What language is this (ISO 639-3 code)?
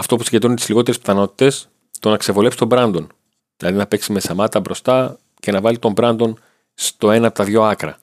ell